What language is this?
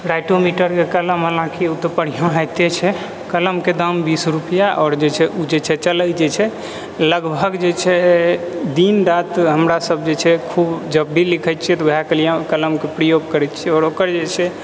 Maithili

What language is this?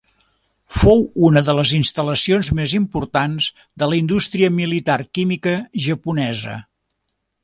Catalan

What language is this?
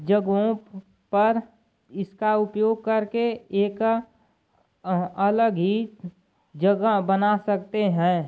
Hindi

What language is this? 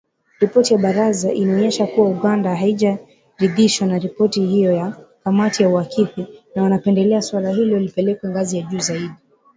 Swahili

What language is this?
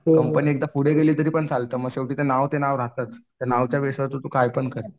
Marathi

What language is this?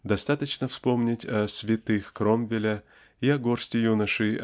Russian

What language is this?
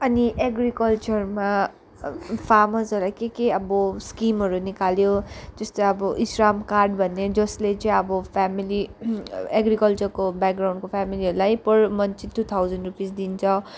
Nepali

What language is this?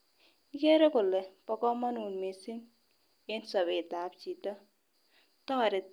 Kalenjin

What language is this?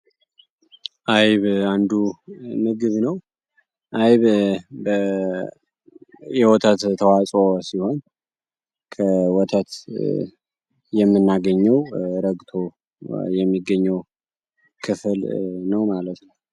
Amharic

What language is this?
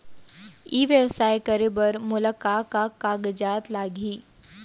Chhattisgarhi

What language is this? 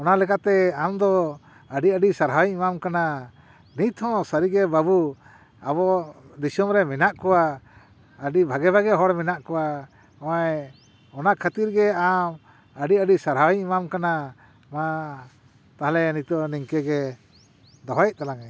Santali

